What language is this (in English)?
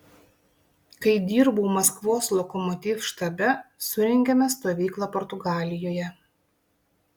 Lithuanian